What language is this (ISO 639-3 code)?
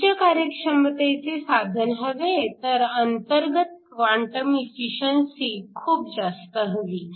mar